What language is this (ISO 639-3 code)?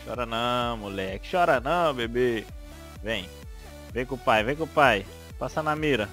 por